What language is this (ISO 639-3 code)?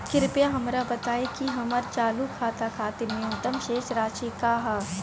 bho